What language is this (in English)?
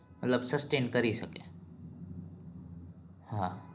Gujarati